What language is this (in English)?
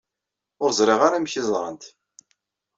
Kabyle